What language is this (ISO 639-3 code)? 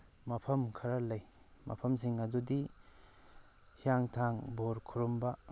mni